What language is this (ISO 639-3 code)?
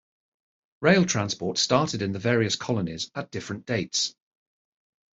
eng